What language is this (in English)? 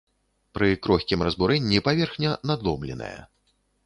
Belarusian